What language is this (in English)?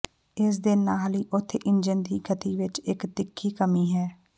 Punjabi